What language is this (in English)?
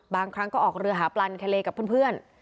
Thai